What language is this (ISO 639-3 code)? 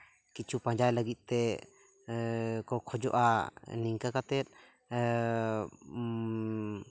sat